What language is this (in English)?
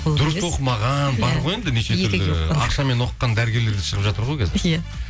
Kazakh